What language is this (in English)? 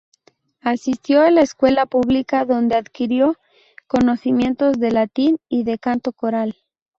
Spanish